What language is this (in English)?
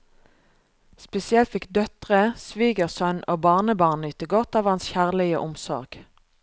Norwegian